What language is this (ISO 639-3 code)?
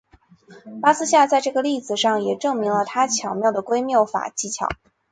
zho